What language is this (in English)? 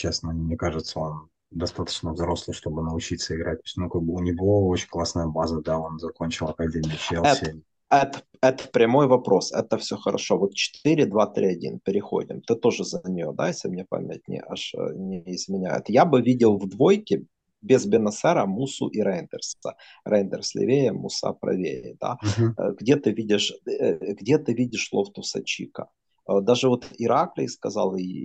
Russian